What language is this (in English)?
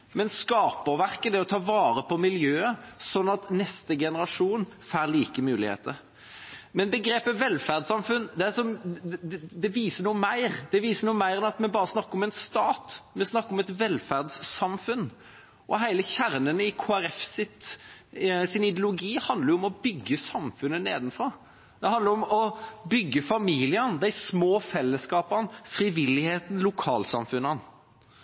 Norwegian Bokmål